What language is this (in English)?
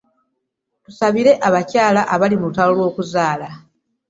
Ganda